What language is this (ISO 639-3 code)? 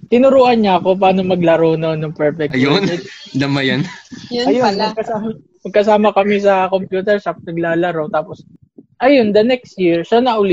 fil